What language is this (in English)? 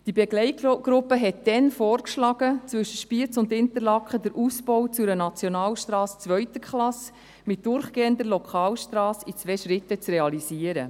Swiss German